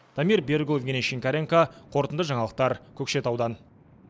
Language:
Kazakh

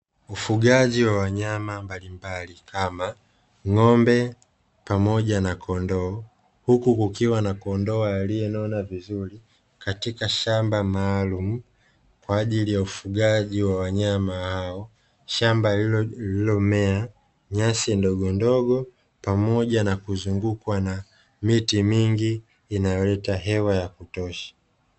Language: Swahili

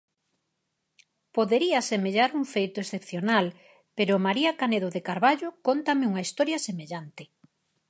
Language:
Galician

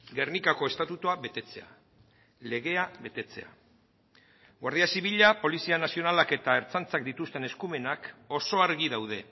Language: Basque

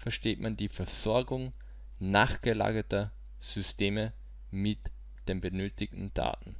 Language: German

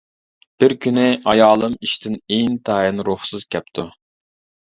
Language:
Uyghur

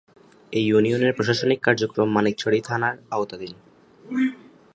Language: Bangla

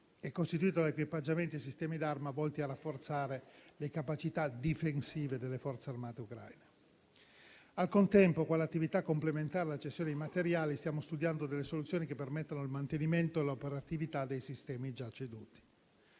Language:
Italian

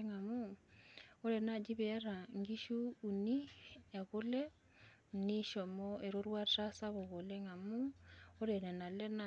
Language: Masai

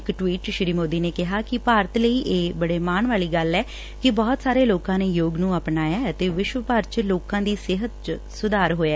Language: Punjabi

